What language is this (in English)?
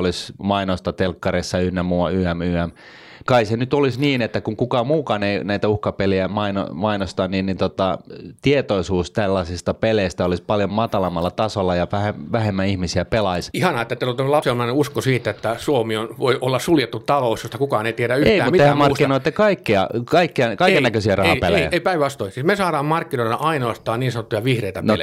Finnish